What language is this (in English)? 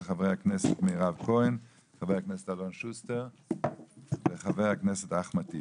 Hebrew